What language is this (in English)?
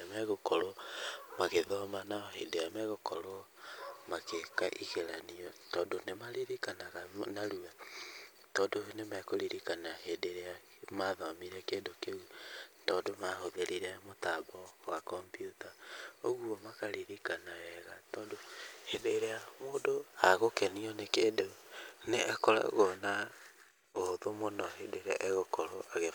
Kikuyu